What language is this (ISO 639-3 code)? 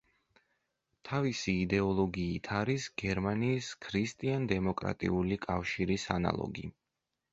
kat